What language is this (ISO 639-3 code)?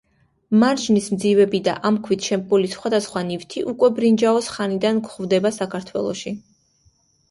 kat